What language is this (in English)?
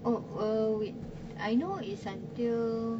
English